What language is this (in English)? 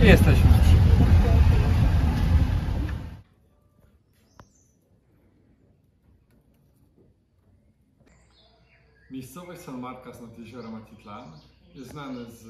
Polish